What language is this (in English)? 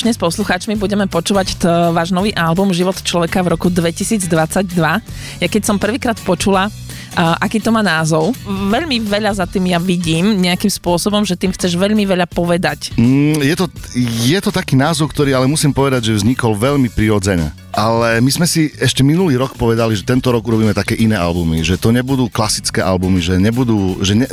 Slovak